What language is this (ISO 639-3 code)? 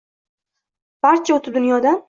uzb